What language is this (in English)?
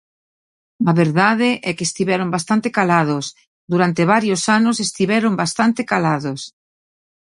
Galician